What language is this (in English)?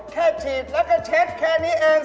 Thai